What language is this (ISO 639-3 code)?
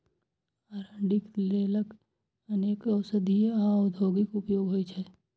mai